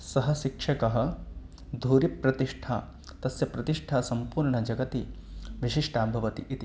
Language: Sanskrit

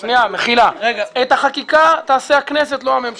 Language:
Hebrew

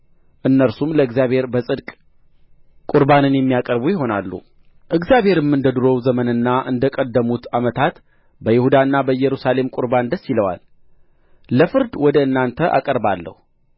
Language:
Amharic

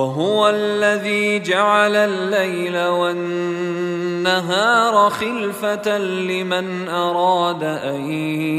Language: Arabic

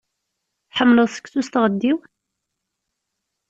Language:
Kabyle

